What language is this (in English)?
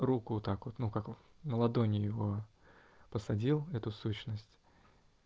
Russian